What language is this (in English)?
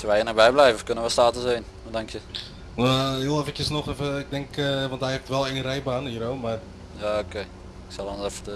Dutch